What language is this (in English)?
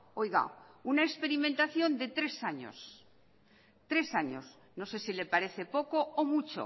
Spanish